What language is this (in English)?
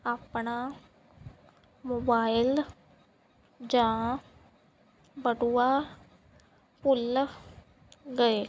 Punjabi